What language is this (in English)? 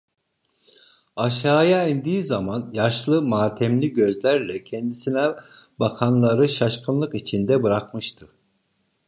Turkish